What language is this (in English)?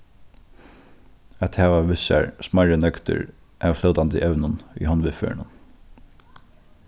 Faroese